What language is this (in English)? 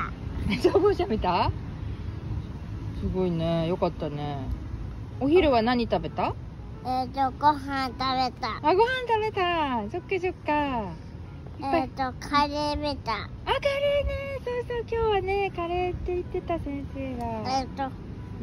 Japanese